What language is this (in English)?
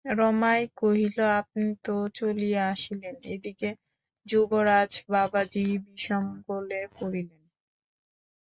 Bangla